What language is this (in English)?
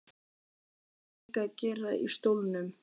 Icelandic